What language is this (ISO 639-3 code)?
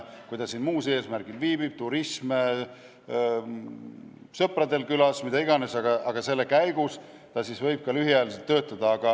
est